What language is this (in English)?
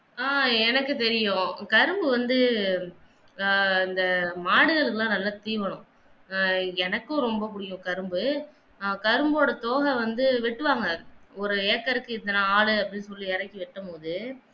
Tamil